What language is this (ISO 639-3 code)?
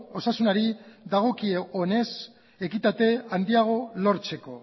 eus